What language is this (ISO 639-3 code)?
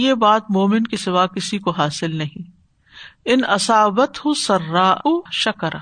urd